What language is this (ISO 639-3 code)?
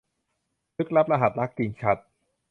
tha